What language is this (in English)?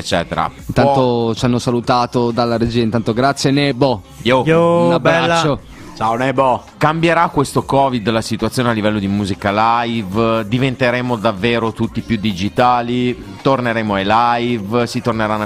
Italian